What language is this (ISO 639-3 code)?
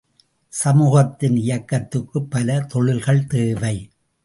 tam